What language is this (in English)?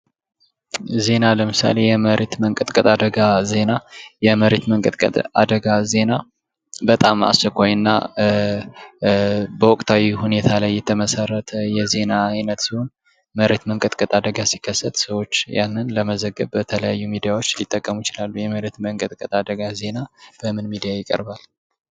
Amharic